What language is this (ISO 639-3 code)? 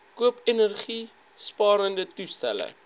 afr